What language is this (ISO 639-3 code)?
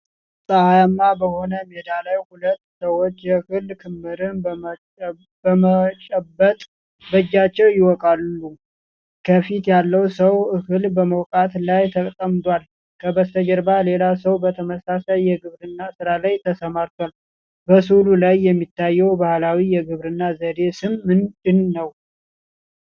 amh